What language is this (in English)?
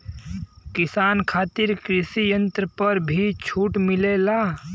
Bhojpuri